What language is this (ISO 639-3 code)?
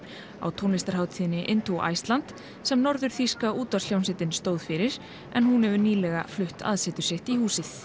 isl